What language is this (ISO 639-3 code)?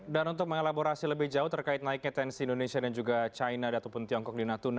ind